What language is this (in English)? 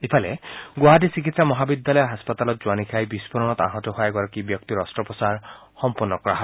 Assamese